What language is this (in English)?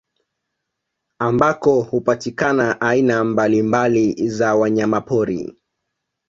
Swahili